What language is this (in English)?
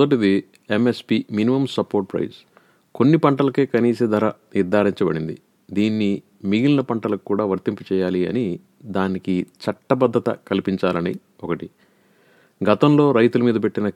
Telugu